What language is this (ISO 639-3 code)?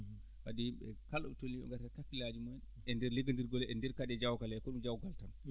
ful